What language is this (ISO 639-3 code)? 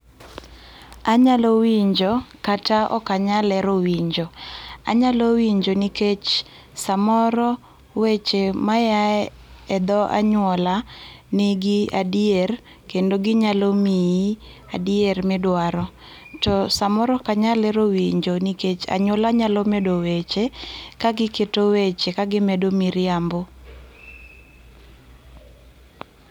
luo